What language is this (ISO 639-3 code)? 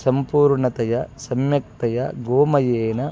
san